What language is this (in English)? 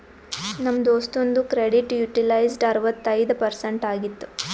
Kannada